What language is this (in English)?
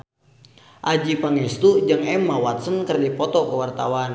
Sundanese